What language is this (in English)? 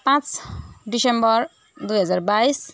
Nepali